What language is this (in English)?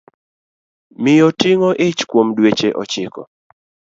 Luo (Kenya and Tanzania)